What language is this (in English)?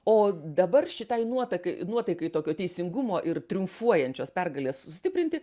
Lithuanian